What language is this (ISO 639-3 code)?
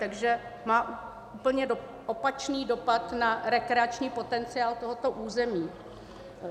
ces